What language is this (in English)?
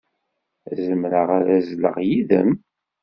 Kabyle